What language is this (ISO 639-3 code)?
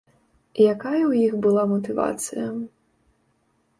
bel